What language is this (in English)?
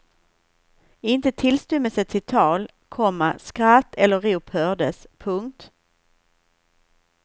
Swedish